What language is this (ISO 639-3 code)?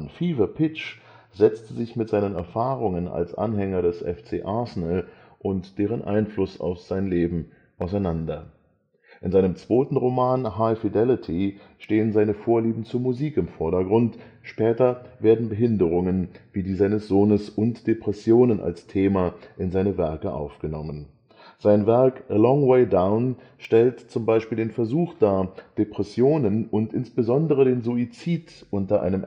deu